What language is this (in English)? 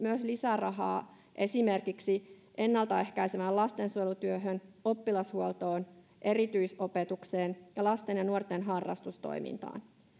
Finnish